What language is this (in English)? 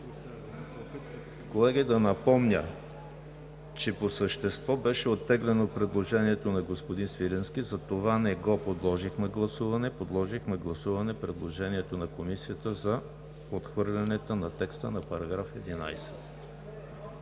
Bulgarian